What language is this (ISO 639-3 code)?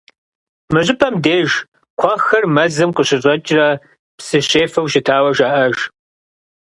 kbd